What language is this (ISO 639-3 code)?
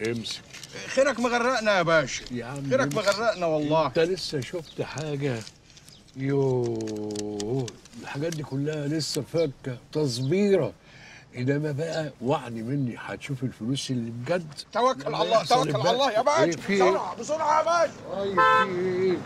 ara